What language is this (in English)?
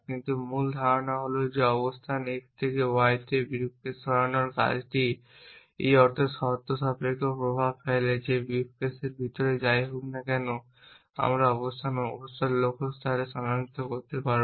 Bangla